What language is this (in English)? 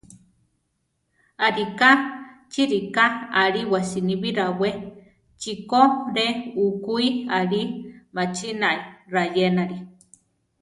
Central Tarahumara